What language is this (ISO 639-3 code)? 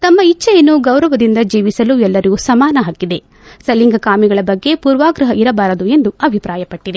kan